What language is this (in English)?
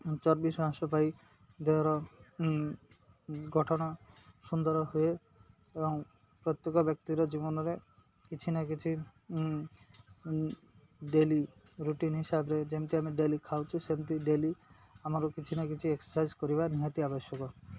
Odia